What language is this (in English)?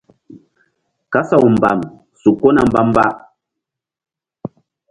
Mbum